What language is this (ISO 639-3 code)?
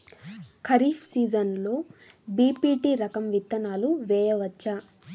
tel